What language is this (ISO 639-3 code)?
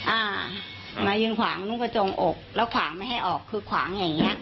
tha